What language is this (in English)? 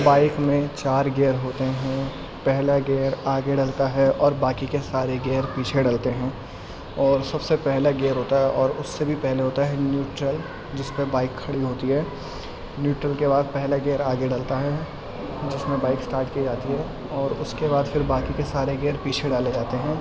Urdu